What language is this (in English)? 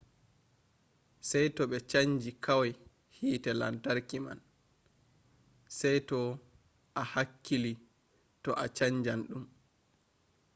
Fula